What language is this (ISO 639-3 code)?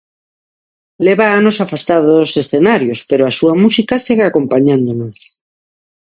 glg